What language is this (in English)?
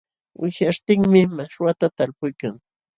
Jauja Wanca Quechua